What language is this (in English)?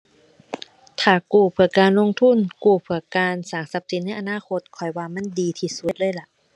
Thai